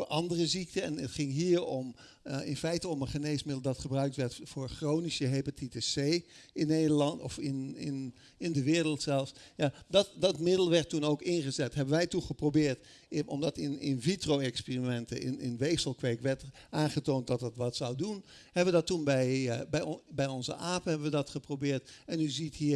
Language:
Dutch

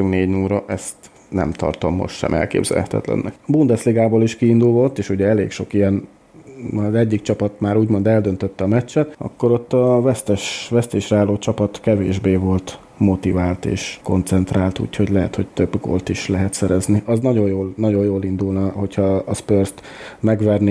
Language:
Hungarian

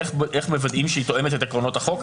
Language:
Hebrew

